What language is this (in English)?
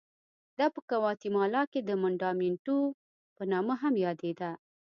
Pashto